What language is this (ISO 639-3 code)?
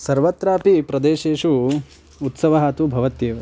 san